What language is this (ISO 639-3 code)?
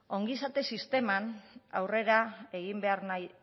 eus